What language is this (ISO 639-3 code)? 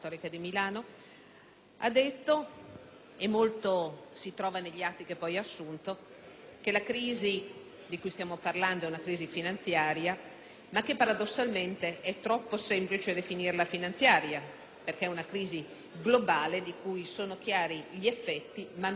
ita